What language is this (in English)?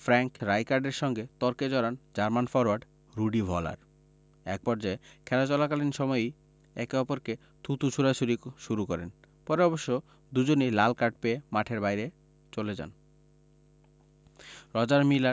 Bangla